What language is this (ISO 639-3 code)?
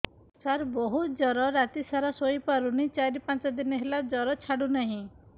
ori